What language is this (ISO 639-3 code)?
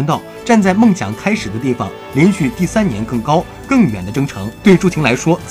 zho